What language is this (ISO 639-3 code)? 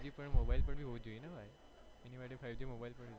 guj